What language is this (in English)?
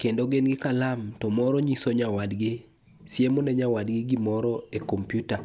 Luo (Kenya and Tanzania)